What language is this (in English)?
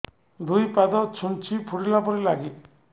Odia